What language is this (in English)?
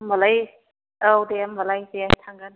Bodo